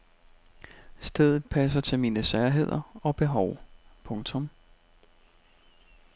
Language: Danish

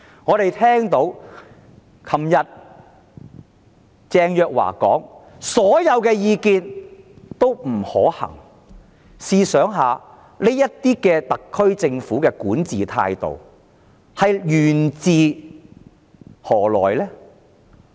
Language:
Cantonese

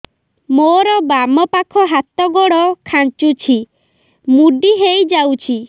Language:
Odia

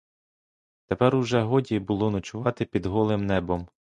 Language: Ukrainian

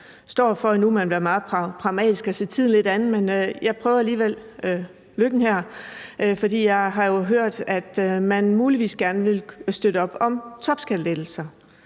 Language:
Danish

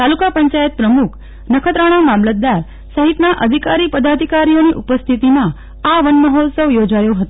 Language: Gujarati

